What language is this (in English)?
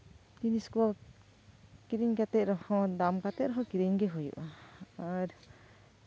Santali